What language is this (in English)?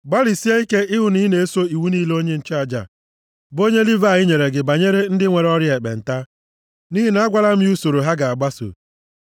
Igbo